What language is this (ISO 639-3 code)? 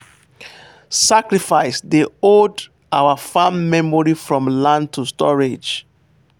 pcm